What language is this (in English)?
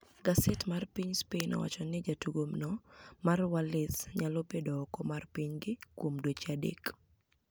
Luo (Kenya and Tanzania)